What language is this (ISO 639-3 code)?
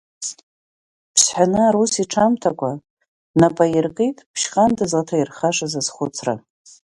abk